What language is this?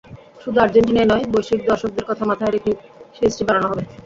Bangla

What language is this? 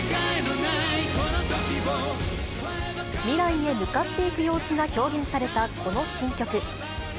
Japanese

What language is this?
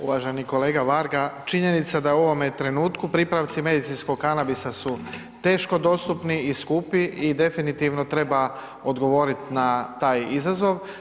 Croatian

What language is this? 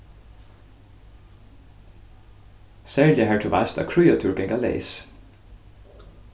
Faroese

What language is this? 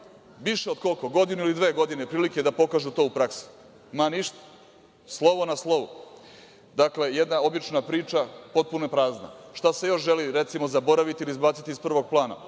Serbian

